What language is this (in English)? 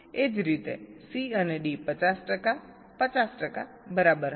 Gujarati